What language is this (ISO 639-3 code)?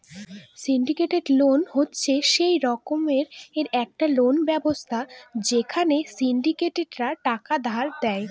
ben